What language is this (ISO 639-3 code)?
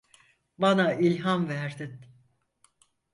tur